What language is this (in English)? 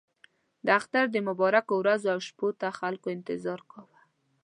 Pashto